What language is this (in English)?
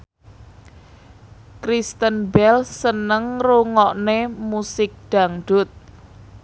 Javanese